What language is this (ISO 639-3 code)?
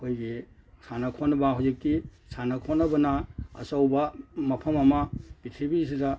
mni